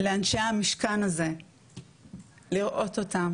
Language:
Hebrew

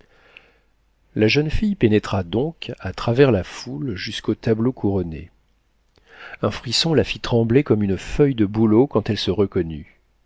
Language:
French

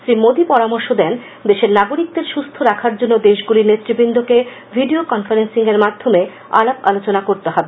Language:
Bangla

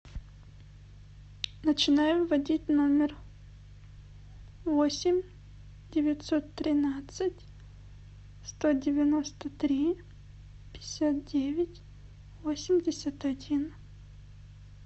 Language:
Russian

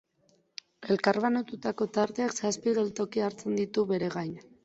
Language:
Basque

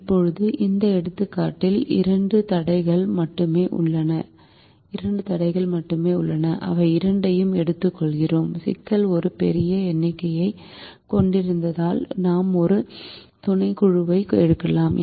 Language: Tamil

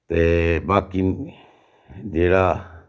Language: Dogri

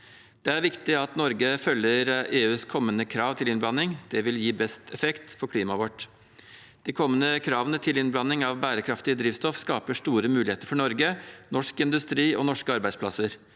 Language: Norwegian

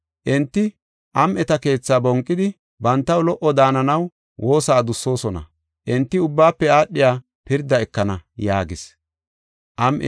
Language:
Gofa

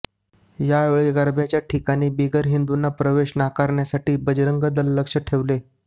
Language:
Marathi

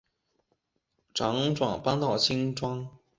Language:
Chinese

